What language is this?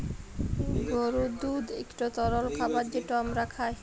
Bangla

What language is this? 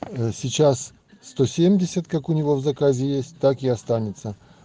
Russian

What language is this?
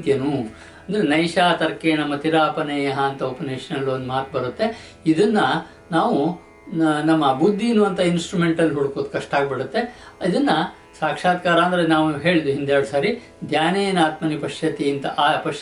Kannada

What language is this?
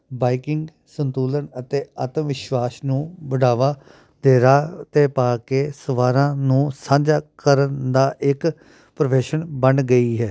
Punjabi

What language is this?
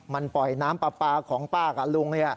Thai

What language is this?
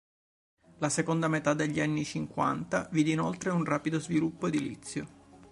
Italian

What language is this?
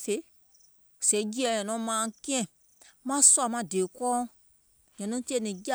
Gola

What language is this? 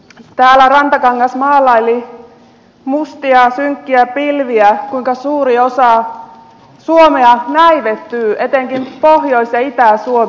Finnish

